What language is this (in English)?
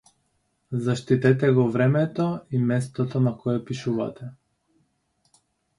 Macedonian